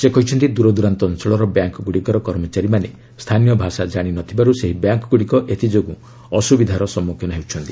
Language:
Odia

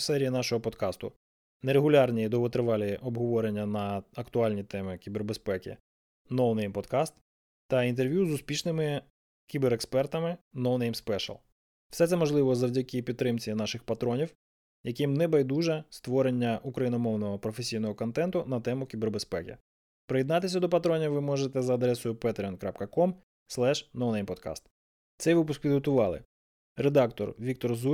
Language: Ukrainian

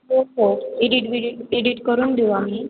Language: Marathi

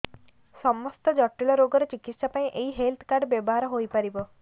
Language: Odia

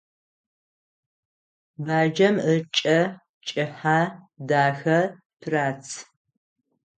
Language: Adyghe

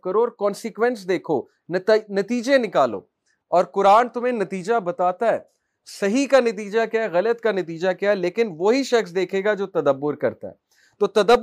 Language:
Urdu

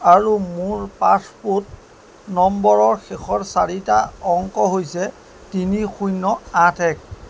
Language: Assamese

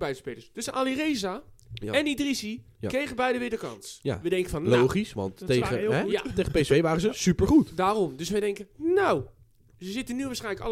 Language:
Dutch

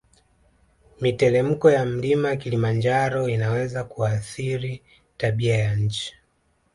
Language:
Swahili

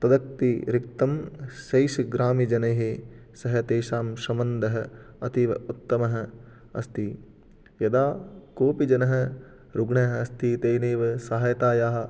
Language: Sanskrit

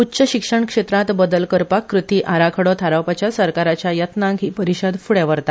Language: Konkani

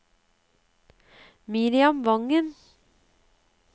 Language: Norwegian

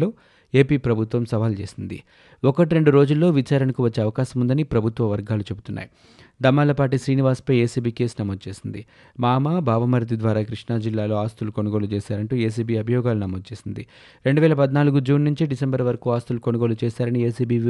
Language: Telugu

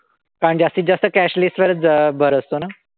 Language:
Marathi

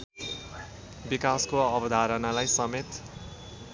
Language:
Nepali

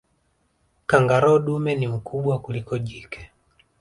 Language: Swahili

